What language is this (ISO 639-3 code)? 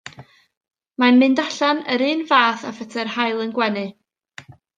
cym